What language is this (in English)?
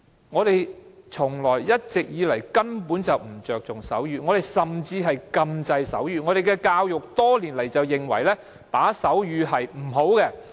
Cantonese